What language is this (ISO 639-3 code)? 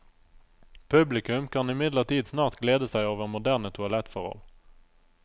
nor